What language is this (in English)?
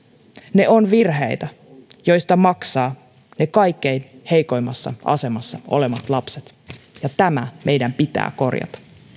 Finnish